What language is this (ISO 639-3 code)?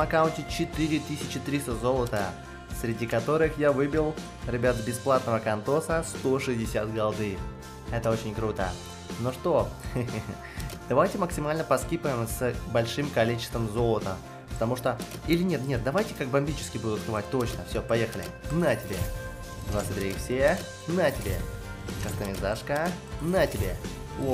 rus